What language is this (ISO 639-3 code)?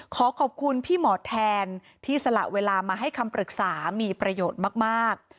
tha